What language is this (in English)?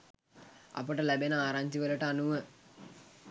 Sinhala